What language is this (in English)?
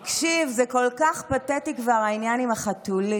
Hebrew